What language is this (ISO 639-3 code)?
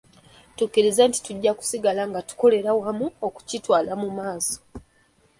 lug